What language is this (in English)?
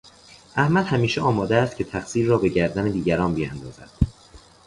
Persian